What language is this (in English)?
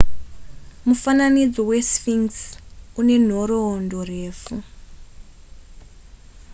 Shona